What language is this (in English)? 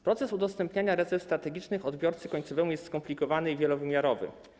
Polish